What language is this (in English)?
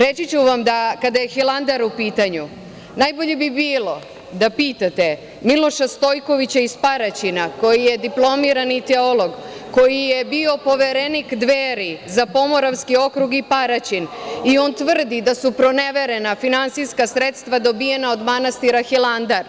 Serbian